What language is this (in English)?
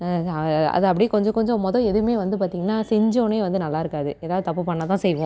Tamil